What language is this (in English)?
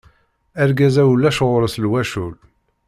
Kabyle